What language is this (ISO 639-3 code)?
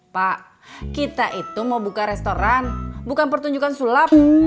ind